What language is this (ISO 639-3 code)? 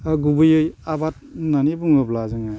brx